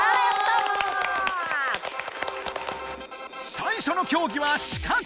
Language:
Japanese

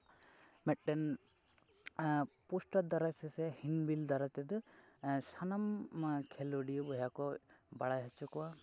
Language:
Santali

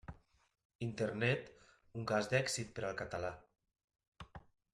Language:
Catalan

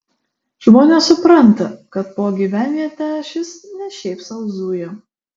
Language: Lithuanian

